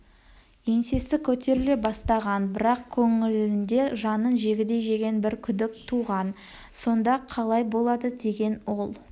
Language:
Kazakh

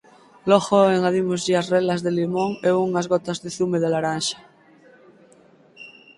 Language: Galician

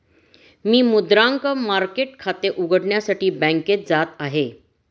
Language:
Marathi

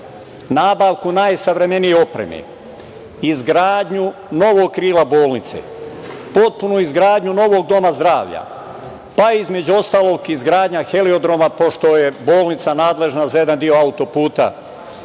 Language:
Serbian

